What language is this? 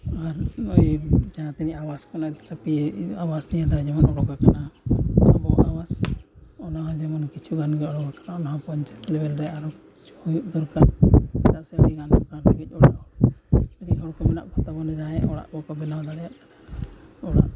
Santali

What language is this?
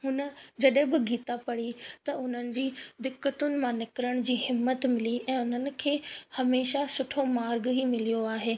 Sindhi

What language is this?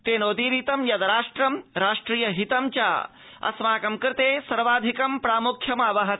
Sanskrit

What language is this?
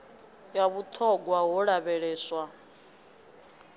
Venda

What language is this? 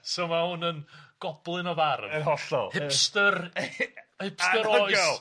Welsh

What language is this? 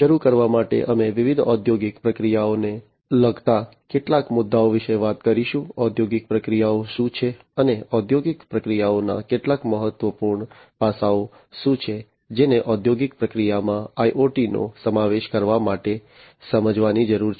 Gujarati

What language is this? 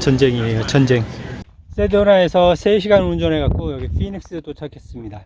Korean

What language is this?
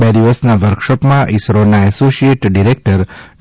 Gujarati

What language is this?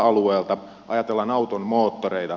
Finnish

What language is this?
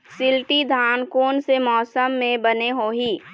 Chhattisgarhi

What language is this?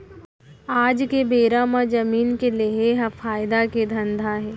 Chhattisgarhi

